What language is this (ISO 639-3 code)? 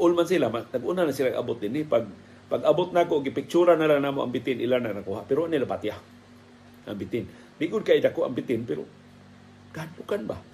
fil